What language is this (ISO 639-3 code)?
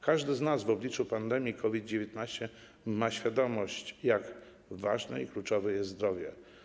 pol